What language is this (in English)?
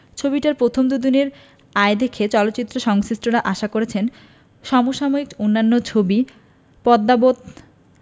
Bangla